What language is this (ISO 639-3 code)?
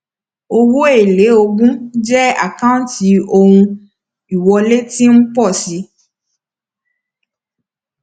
yor